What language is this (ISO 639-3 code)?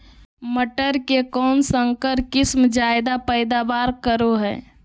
mag